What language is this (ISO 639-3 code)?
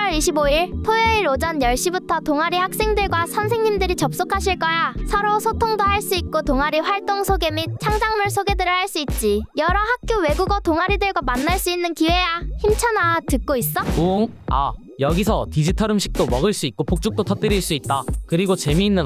kor